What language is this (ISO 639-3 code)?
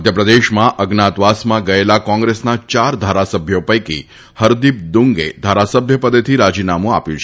guj